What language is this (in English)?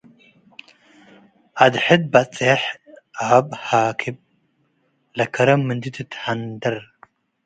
Tigre